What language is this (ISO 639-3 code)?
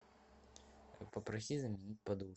rus